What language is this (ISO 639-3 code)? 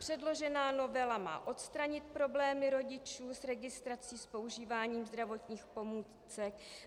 ces